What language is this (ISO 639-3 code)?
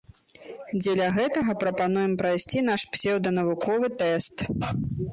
bel